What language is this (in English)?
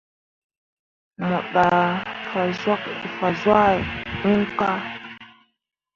Mundang